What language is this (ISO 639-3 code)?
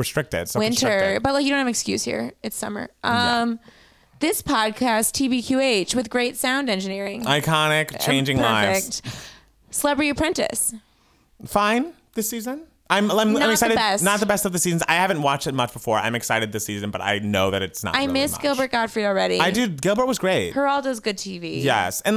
eng